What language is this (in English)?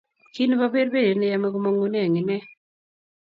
Kalenjin